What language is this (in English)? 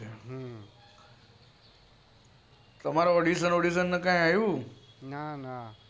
Gujarati